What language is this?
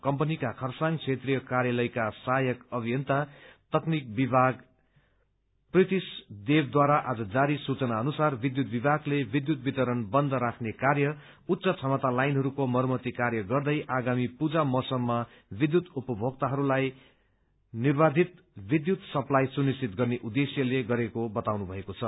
Nepali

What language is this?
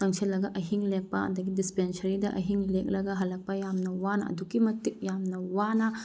Manipuri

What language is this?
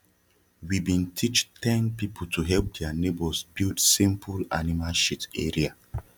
Nigerian Pidgin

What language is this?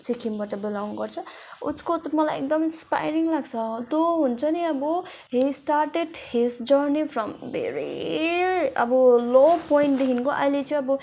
Nepali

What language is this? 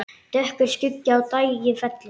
Icelandic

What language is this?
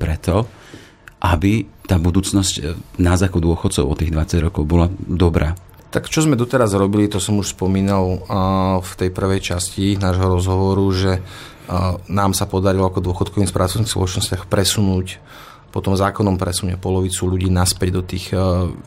Slovak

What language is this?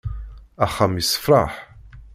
Kabyle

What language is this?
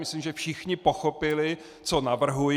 Czech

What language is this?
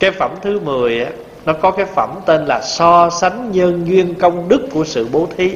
Vietnamese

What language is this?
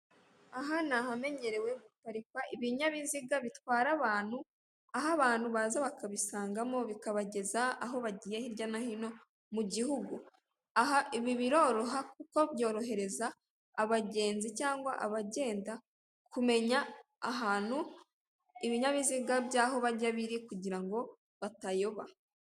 Kinyarwanda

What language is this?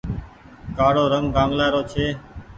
Goaria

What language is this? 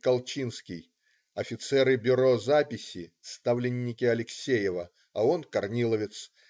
Russian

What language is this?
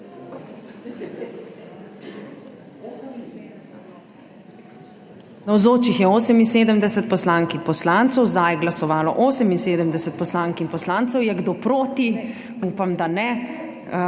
Slovenian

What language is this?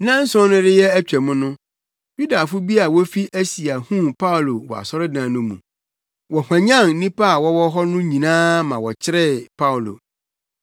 Akan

